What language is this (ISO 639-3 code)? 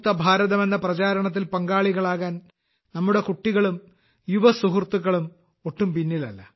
mal